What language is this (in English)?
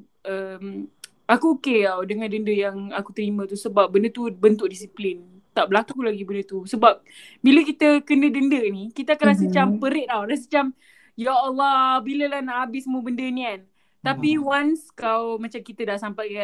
Malay